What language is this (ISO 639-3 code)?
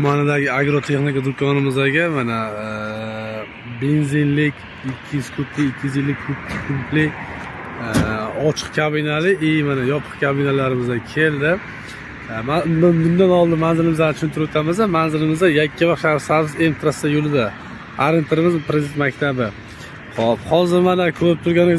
tur